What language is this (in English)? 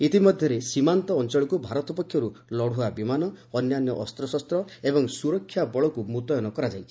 Odia